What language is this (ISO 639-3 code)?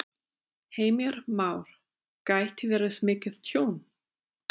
isl